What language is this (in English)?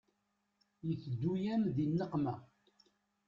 Kabyle